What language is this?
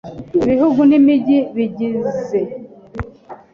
Kinyarwanda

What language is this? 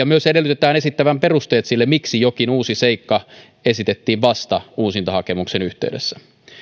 Finnish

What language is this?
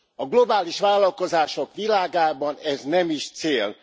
Hungarian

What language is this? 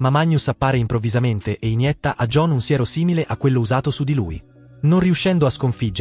Italian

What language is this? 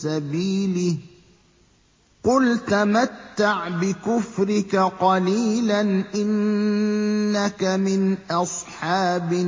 Arabic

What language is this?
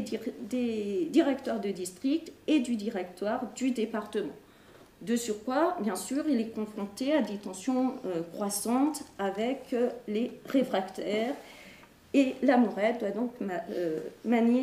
French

